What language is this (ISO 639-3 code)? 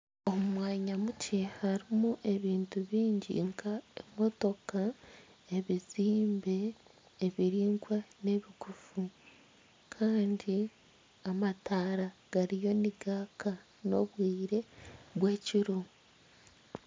nyn